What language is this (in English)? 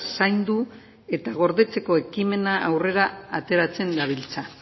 Basque